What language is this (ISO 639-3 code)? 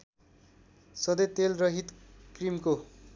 nep